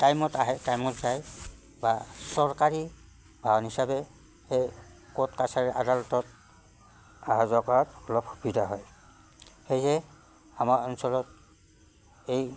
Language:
Assamese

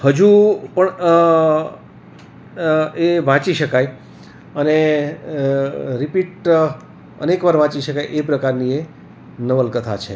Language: Gujarati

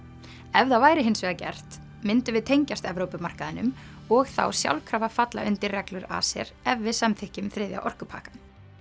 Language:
Icelandic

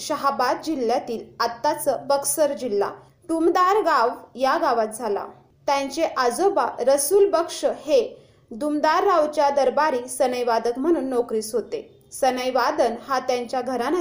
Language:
Marathi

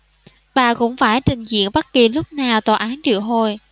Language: Vietnamese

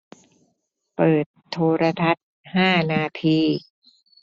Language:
Thai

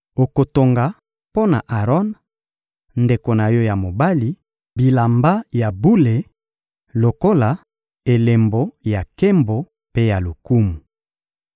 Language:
Lingala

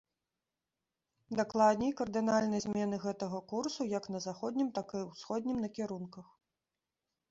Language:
Belarusian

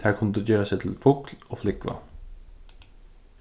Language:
Faroese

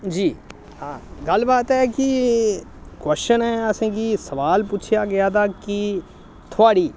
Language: Dogri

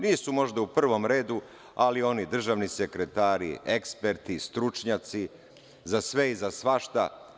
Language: Serbian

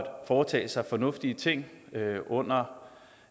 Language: Danish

